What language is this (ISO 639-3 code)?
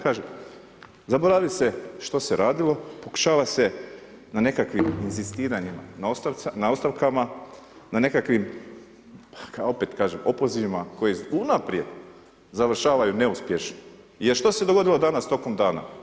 hrv